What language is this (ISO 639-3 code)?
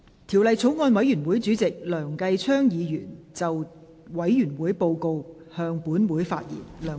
yue